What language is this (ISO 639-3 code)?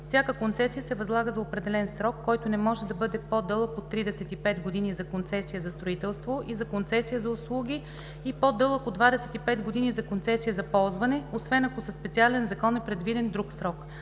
bul